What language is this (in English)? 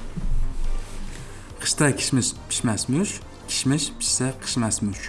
Turkish